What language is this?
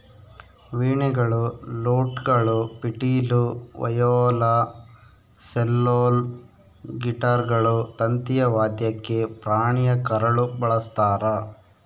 Kannada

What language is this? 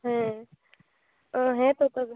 Santali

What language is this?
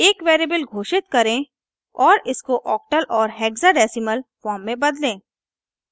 Hindi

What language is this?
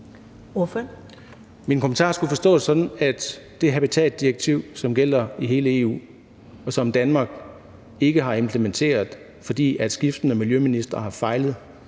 Danish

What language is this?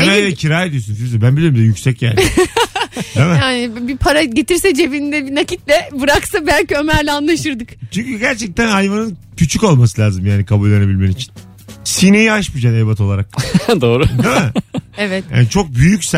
Turkish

